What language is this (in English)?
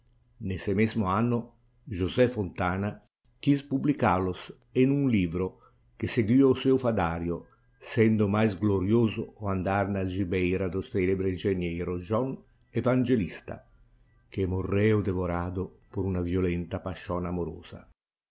Portuguese